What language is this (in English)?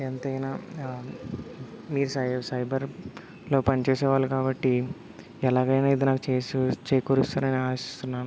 Telugu